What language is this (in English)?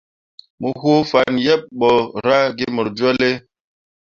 Mundang